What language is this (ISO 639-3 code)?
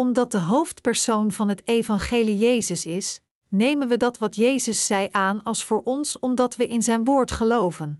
nld